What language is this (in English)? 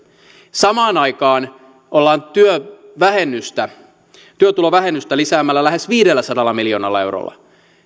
Finnish